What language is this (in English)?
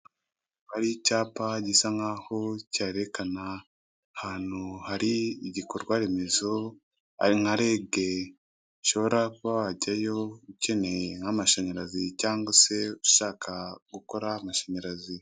Kinyarwanda